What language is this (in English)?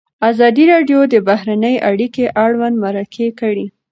Pashto